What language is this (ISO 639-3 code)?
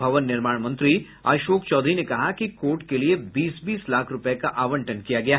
hin